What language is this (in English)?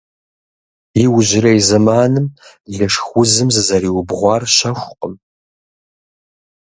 Kabardian